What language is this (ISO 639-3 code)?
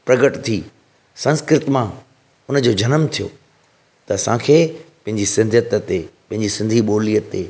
snd